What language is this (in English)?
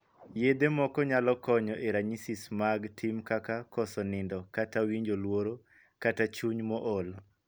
Luo (Kenya and Tanzania)